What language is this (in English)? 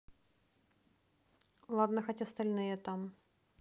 Russian